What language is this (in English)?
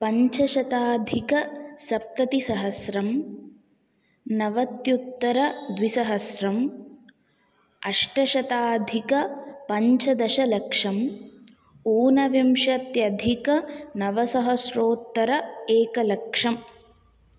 Sanskrit